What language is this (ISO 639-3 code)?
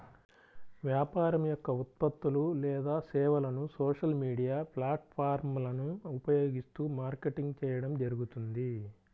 tel